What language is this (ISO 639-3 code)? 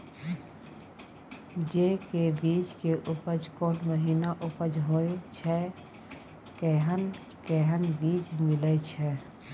mai